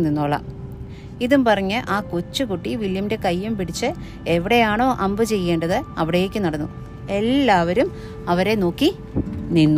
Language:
Malayalam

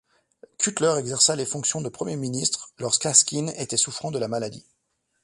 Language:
French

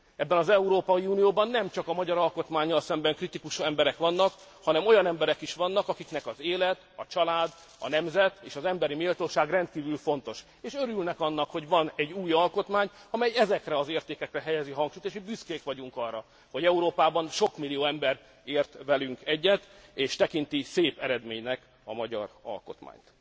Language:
Hungarian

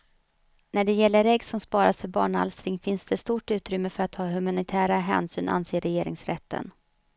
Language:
Swedish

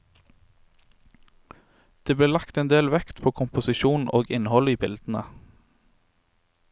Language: Norwegian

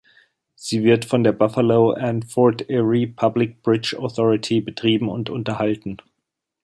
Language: German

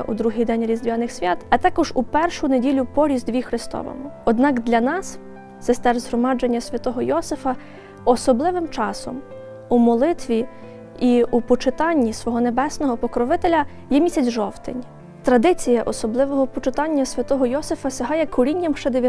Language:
Ukrainian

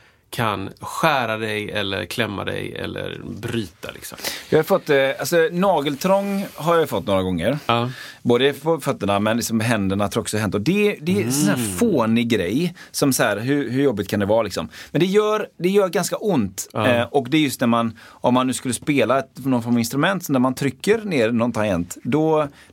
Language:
Swedish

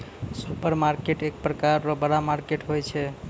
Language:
Maithili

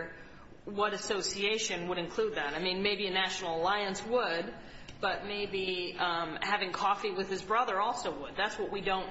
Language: English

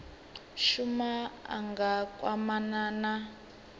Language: Venda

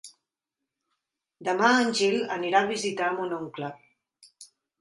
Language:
Catalan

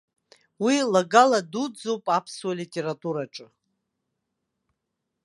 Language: Abkhazian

